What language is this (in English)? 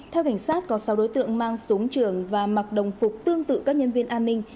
Vietnamese